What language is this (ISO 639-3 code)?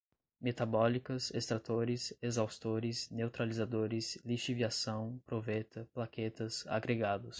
por